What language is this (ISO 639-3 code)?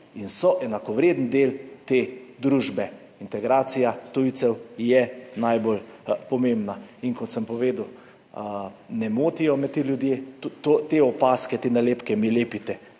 slv